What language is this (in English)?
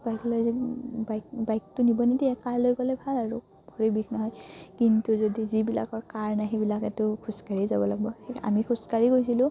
Assamese